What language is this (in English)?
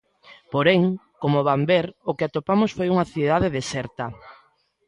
Galician